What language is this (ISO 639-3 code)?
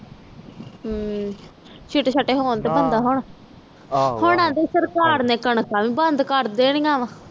pan